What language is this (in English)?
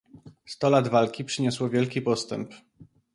Polish